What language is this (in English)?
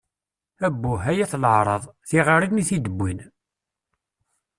Kabyle